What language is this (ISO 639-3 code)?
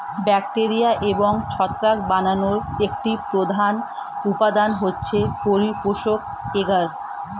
ben